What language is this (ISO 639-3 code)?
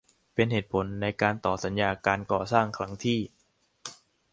tha